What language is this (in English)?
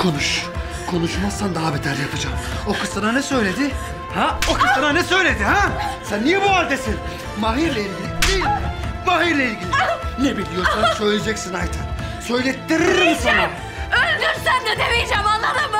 Turkish